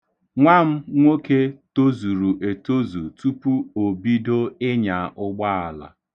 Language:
Igbo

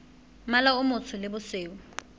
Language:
Southern Sotho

